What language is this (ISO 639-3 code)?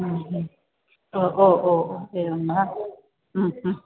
san